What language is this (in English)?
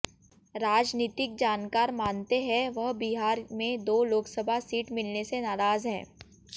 Hindi